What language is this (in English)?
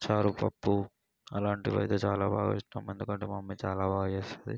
Telugu